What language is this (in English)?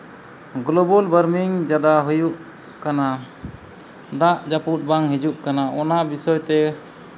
Santali